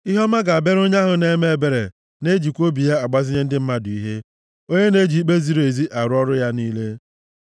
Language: Igbo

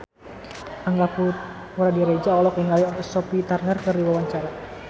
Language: Sundanese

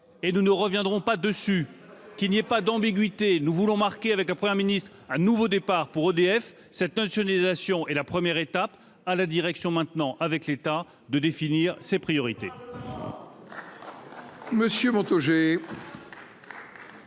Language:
French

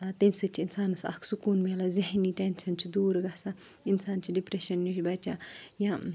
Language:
Kashmiri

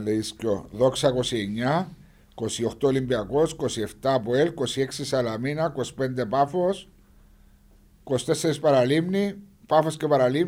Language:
Greek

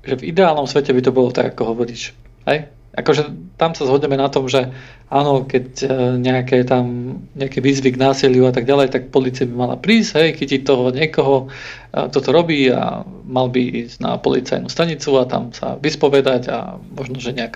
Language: Slovak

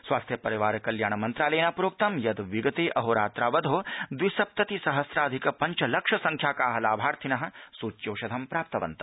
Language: Sanskrit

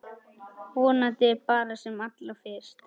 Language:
Icelandic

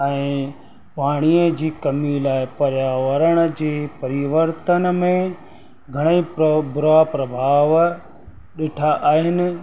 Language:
Sindhi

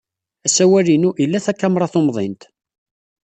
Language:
Kabyle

